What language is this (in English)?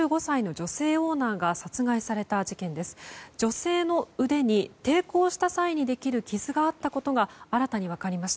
Japanese